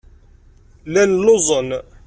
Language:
Kabyle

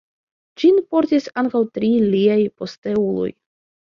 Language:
Esperanto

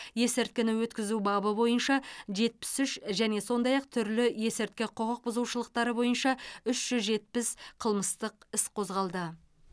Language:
Kazakh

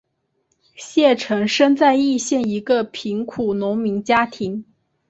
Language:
Chinese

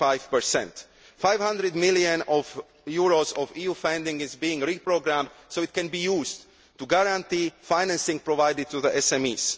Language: English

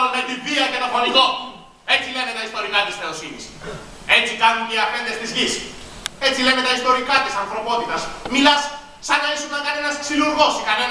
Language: Greek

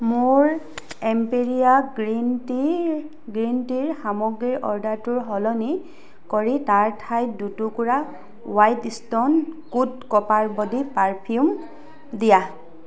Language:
Assamese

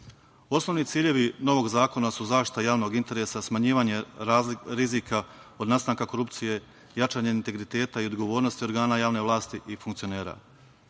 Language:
Serbian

